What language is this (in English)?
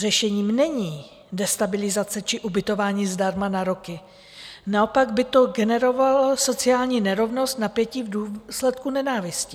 Czech